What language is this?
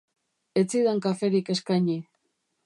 Basque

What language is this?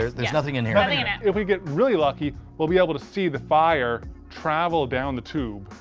English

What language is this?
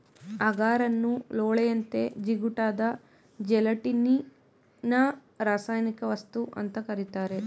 Kannada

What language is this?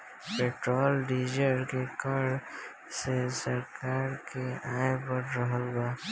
Bhojpuri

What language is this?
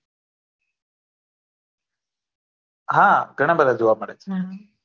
Gujarati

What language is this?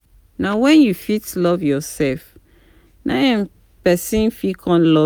Nigerian Pidgin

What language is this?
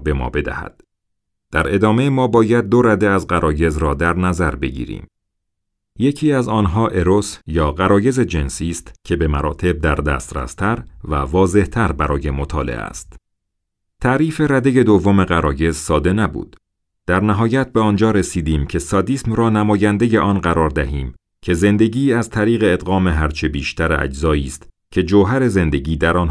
Persian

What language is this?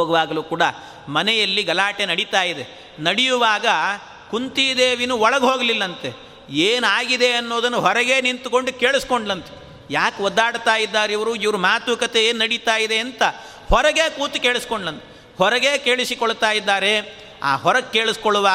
Kannada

